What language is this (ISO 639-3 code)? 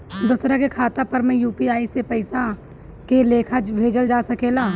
bho